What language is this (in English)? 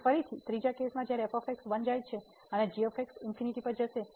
Gujarati